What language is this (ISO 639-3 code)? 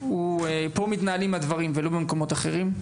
heb